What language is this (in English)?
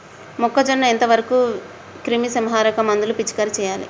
Telugu